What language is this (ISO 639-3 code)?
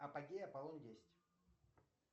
rus